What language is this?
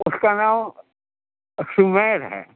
Urdu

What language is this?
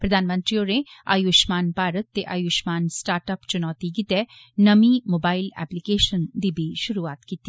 Dogri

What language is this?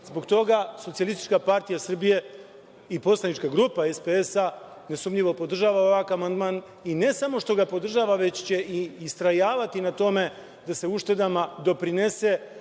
Serbian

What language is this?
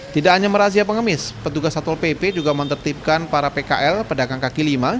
Indonesian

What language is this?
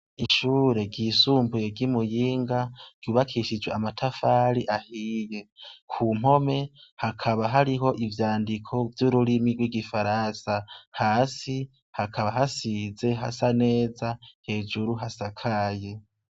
Rundi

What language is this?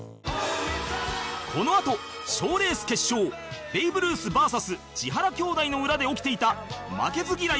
Japanese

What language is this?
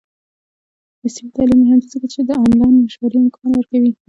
Pashto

